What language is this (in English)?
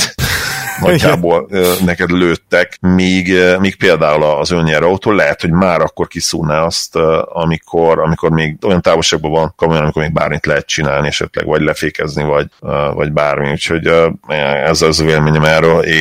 Hungarian